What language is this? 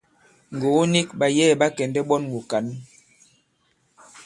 Bankon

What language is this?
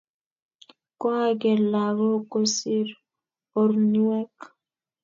Kalenjin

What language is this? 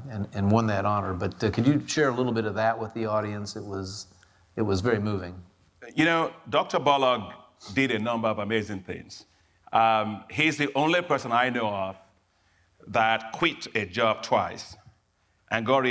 English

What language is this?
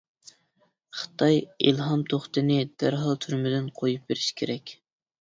Uyghur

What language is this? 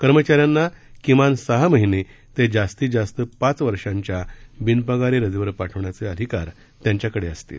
Marathi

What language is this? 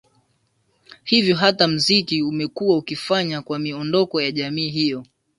Swahili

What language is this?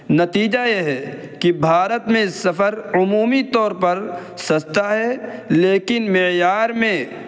Urdu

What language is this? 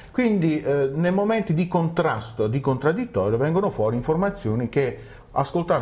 Italian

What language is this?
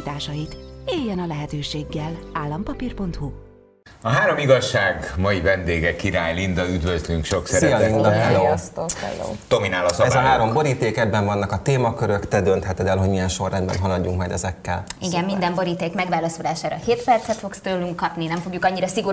Hungarian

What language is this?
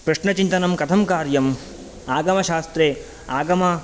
Sanskrit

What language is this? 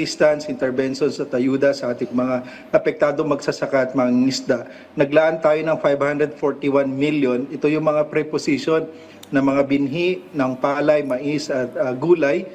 Filipino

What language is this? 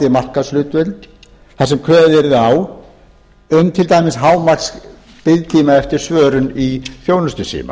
Icelandic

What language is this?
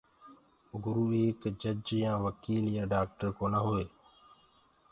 Gurgula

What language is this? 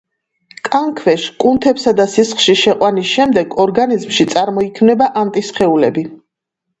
Georgian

